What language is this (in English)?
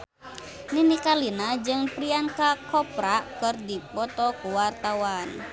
Sundanese